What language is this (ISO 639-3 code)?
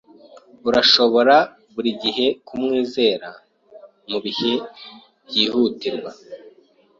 kin